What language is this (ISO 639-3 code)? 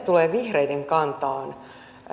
fin